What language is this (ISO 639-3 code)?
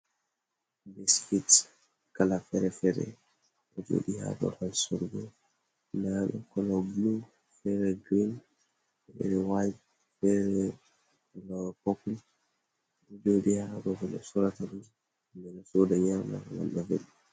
ful